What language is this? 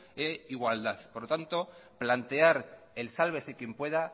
Spanish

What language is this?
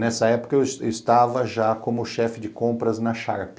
Portuguese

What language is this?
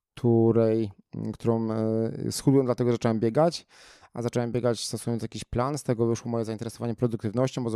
Polish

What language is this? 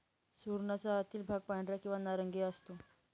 Marathi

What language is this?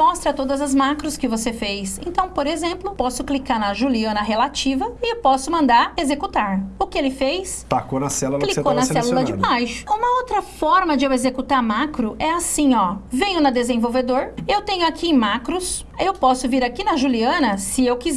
Portuguese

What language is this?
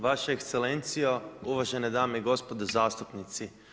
Croatian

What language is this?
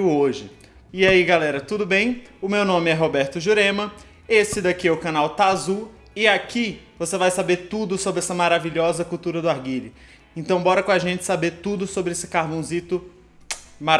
Portuguese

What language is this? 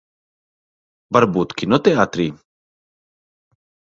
Latvian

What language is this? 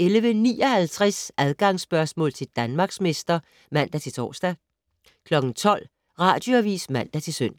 Danish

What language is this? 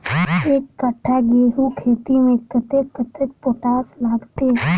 Maithili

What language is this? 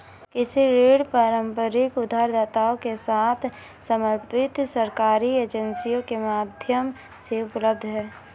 Hindi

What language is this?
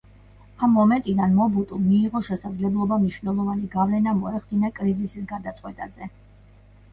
Georgian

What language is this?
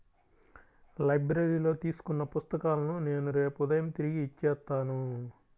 Telugu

